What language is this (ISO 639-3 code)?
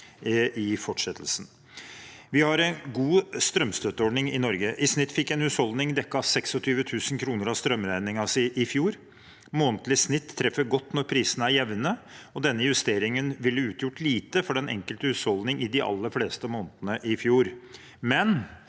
nor